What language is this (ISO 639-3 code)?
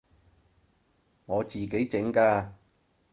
yue